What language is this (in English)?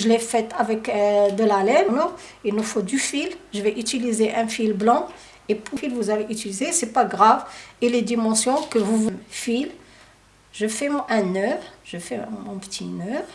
French